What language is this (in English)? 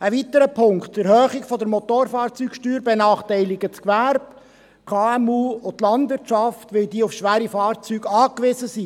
Swiss German